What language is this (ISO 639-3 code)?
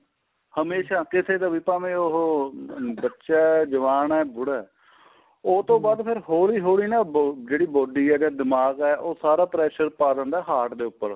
pan